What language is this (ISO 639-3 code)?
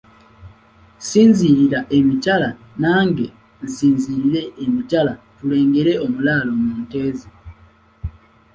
lug